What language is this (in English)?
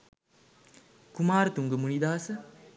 Sinhala